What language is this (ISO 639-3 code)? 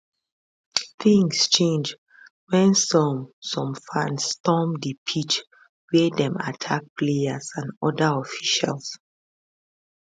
pcm